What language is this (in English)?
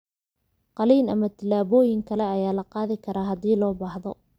Somali